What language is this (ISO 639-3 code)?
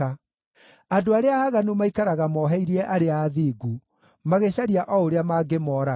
kik